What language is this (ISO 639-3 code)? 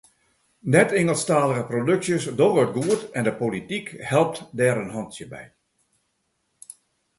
fry